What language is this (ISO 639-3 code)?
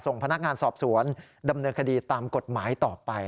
tha